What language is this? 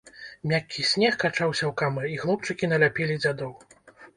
Belarusian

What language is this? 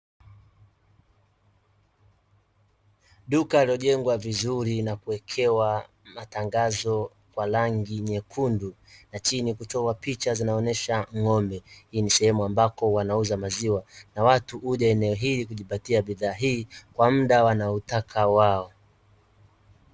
Swahili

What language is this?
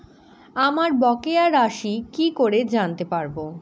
Bangla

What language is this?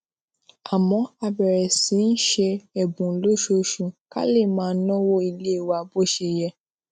Yoruba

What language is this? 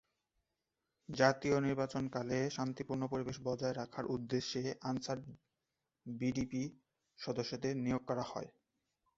Bangla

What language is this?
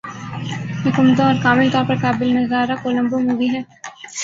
Urdu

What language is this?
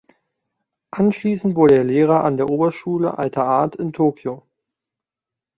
German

